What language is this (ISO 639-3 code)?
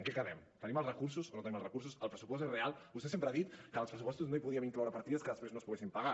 cat